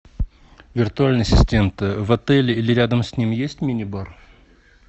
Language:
Russian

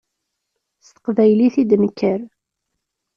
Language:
Kabyle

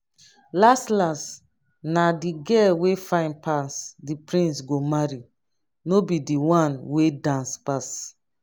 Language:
Nigerian Pidgin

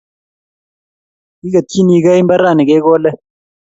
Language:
Kalenjin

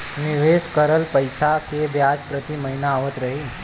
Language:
Bhojpuri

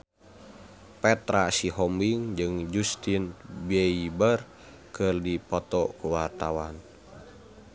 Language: Sundanese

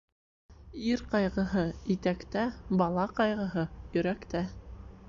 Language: Bashkir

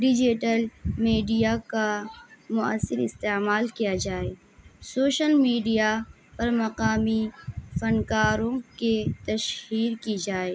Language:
Urdu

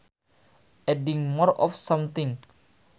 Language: Sundanese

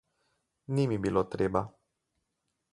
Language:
Slovenian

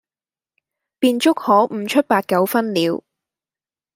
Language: Cantonese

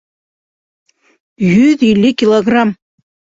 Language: Bashkir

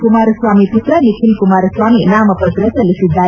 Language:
Kannada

